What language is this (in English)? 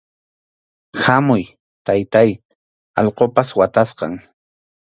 Arequipa-La Unión Quechua